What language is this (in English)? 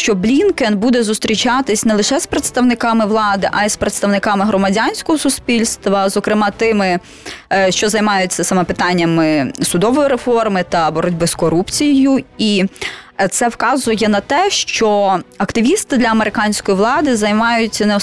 Ukrainian